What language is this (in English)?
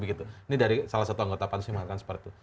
Indonesian